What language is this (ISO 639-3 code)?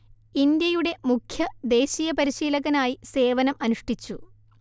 mal